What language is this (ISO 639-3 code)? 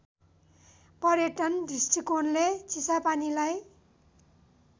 nep